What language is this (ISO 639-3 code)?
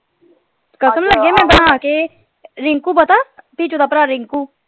pan